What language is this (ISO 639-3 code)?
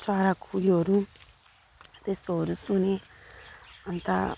nep